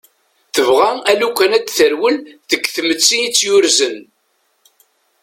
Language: Kabyle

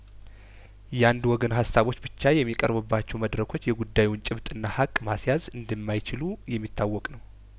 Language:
Amharic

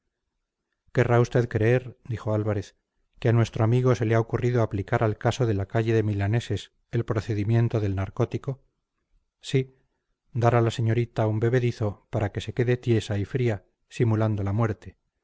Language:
Spanish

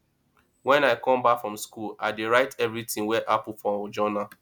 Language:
Nigerian Pidgin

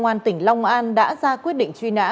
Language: Vietnamese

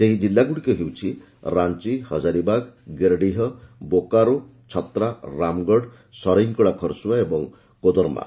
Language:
Odia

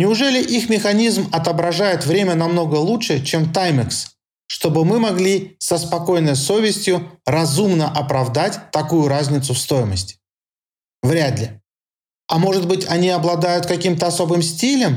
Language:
Russian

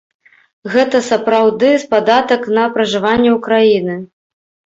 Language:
Belarusian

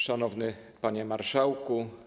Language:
Polish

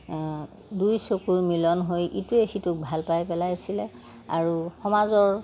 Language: Assamese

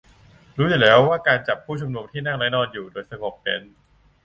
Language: Thai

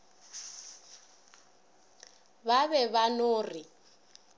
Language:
Northern Sotho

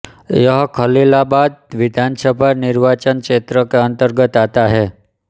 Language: Hindi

